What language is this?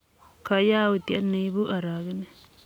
Kalenjin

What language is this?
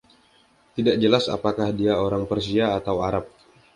Indonesian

